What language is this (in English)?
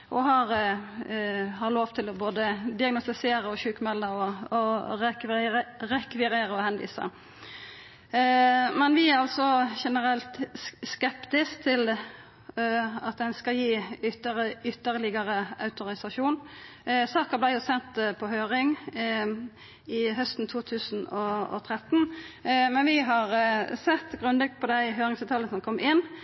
Norwegian Nynorsk